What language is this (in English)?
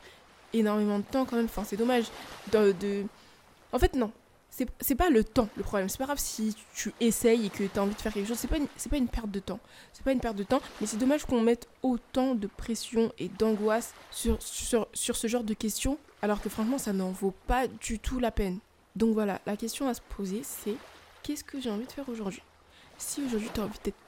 French